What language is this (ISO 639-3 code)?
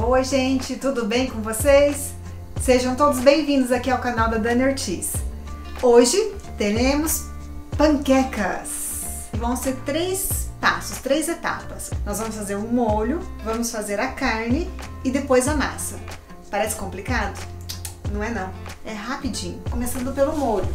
por